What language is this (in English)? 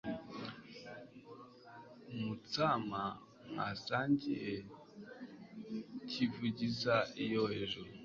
Kinyarwanda